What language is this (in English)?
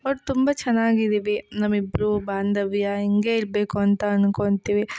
Kannada